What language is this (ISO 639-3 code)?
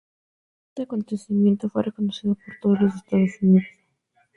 spa